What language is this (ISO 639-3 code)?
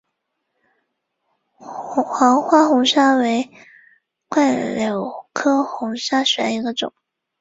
zho